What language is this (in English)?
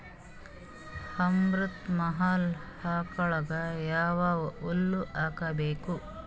Kannada